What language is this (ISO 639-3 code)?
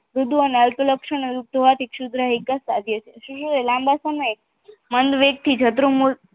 guj